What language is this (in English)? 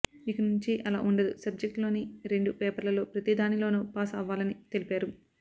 Telugu